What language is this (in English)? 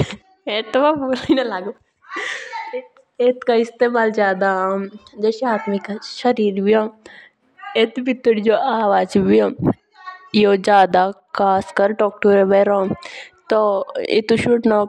Jaunsari